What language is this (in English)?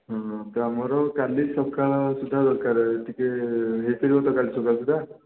Odia